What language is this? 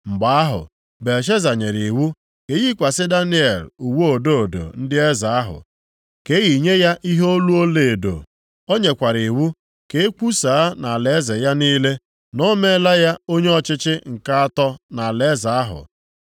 Igbo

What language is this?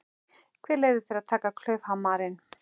Icelandic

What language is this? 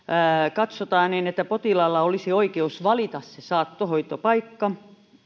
Finnish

